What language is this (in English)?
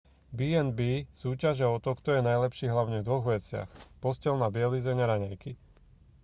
Slovak